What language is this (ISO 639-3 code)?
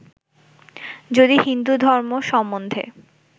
ben